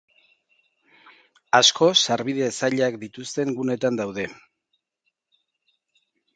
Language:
Basque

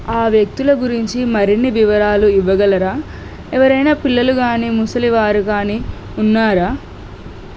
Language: Telugu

